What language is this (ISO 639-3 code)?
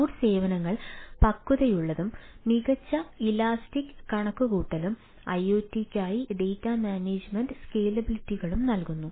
mal